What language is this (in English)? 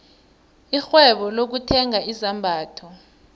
South Ndebele